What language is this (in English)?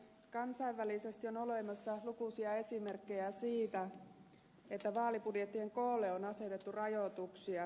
Finnish